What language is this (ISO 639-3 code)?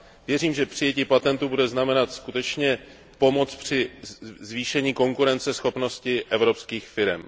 ces